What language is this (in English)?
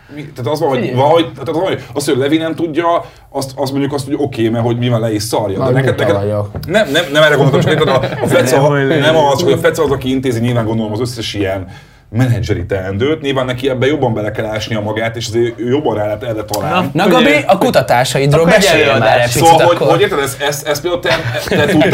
Hungarian